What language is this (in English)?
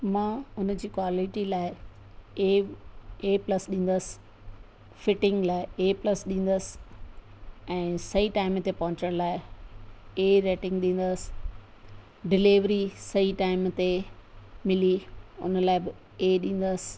Sindhi